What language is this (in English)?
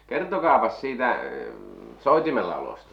Finnish